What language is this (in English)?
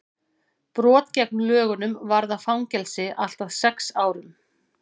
Icelandic